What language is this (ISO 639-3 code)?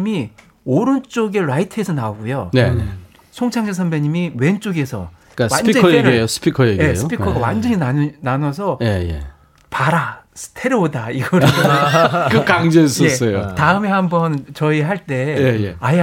kor